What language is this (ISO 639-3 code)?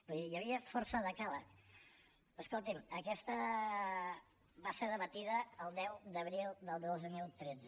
cat